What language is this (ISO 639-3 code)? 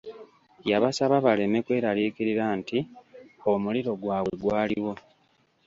lug